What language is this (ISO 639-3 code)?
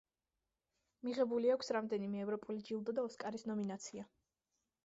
kat